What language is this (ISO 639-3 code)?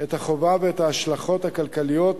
heb